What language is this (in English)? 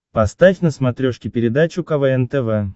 Russian